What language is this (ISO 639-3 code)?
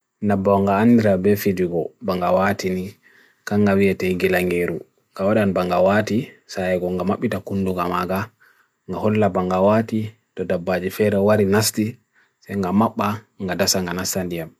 fui